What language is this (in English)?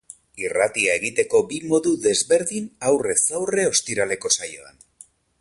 Basque